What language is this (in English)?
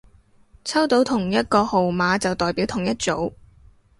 Cantonese